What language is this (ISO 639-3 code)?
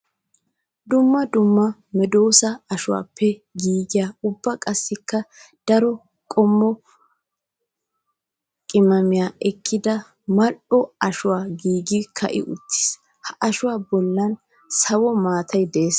wal